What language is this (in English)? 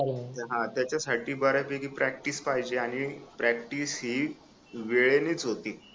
Marathi